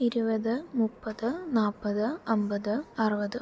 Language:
Malayalam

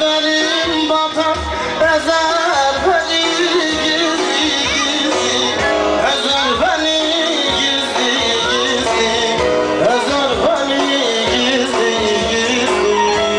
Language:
Arabic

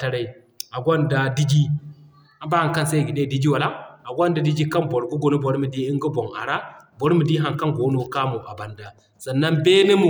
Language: Zarma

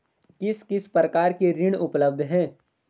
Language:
Hindi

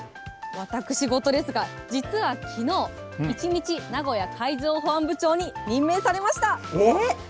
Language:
Japanese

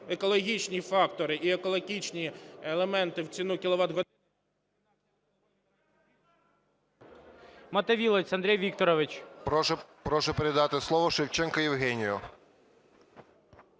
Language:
Ukrainian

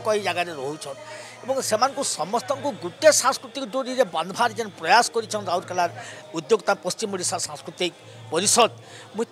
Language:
Hindi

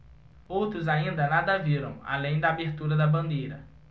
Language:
Portuguese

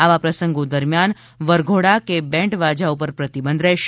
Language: Gujarati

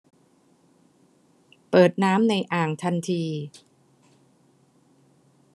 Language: Thai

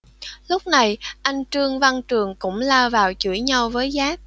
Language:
Vietnamese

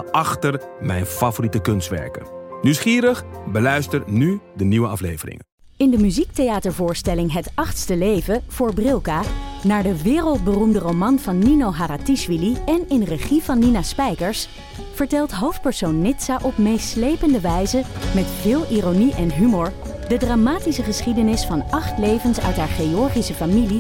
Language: Dutch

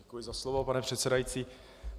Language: Czech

